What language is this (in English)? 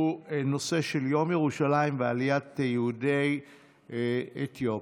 Hebrew